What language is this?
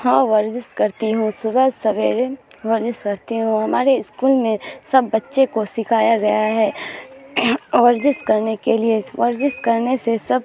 Urdu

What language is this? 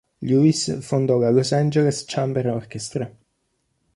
Italian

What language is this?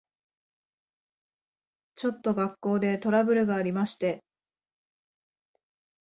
Japanese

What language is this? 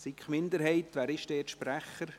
Swiss German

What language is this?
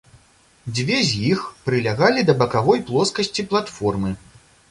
Belarusian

